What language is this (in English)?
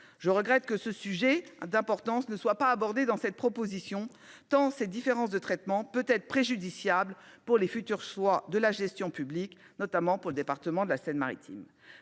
French